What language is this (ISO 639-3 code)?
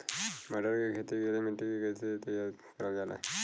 bho